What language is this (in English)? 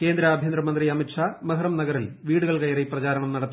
Malayalam